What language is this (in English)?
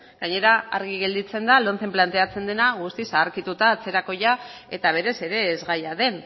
Basque